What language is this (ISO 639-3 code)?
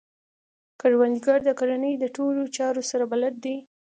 pus